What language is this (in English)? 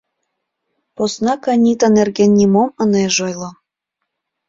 Mari